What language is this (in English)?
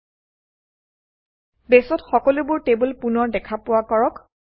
Assamese